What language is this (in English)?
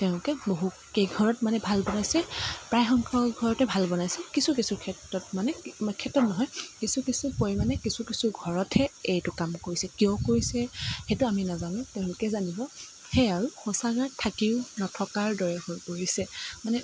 Assamese